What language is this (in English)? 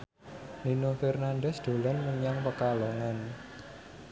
Javanese